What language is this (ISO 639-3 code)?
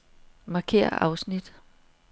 dan